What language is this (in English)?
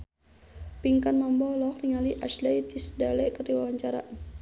Sundanese